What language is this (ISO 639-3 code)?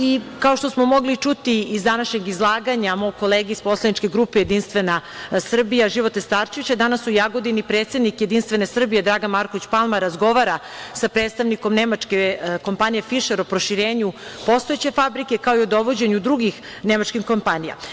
srp